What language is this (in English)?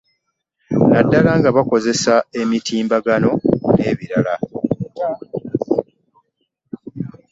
Ganda